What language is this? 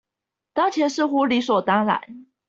Chinese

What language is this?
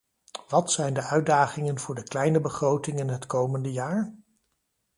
Dutch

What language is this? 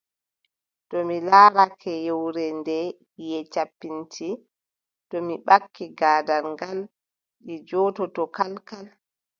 Adamawa Fulfulde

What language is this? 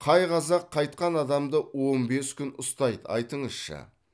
Kazakh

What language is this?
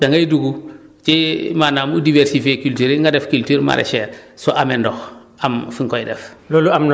Wolof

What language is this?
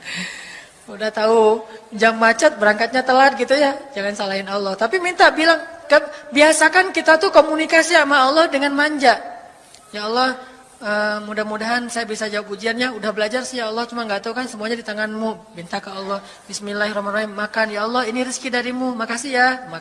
Indonesian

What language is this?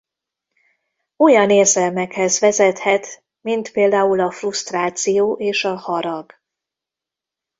Hungarian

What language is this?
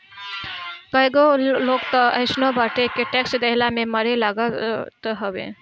Bhojpuri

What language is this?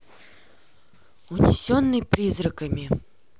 Russian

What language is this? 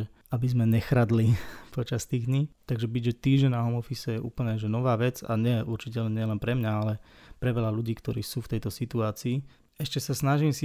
Slovak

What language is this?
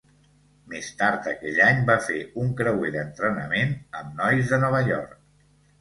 Catalan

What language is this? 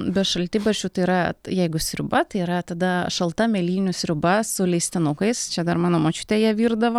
Lithuanian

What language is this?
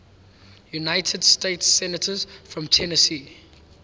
English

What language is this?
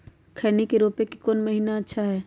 Magahi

